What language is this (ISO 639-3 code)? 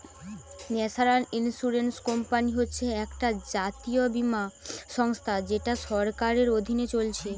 ben